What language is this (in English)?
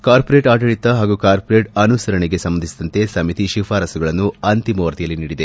Kannada